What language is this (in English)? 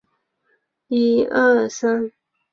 Chinese